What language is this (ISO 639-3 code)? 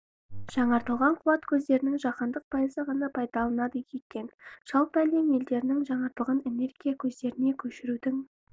kaz